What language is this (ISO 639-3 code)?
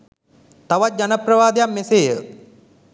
sin